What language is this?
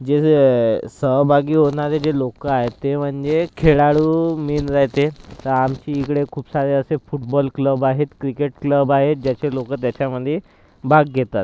Marathi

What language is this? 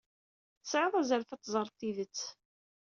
Kabyle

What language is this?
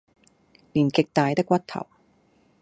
Cantonese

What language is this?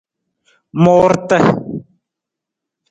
Nawdm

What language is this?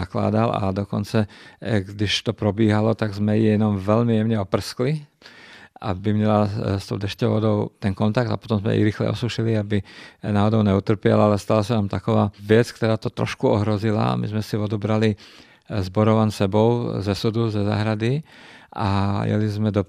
Czech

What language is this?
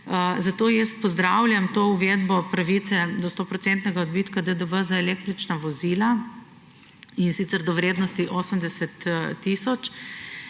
Slovenian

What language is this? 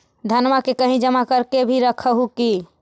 Magahi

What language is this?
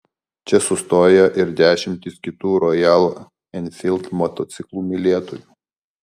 Lithuanian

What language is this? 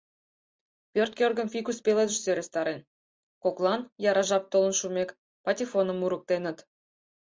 Mari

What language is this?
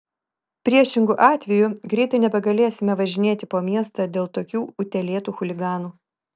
Lithuanian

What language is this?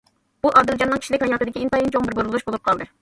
Uyghur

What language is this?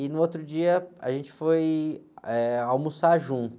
Portuguese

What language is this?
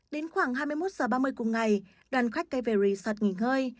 Vietnamese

